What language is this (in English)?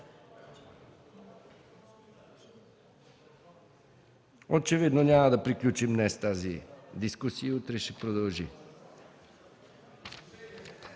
Bulgarian